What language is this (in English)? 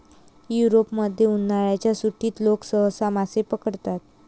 Marathi